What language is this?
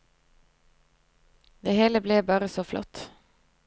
Norwegian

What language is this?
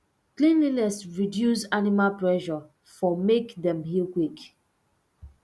Nigerian Pidgin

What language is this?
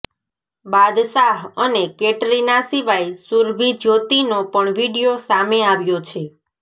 Gujarati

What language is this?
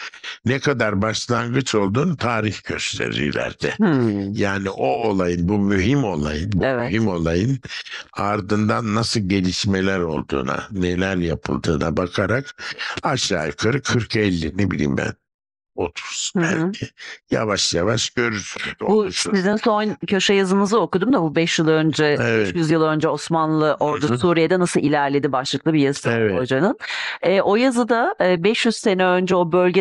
Turkish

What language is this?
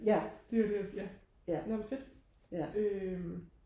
Danish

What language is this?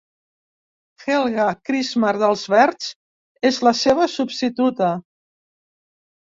Catalan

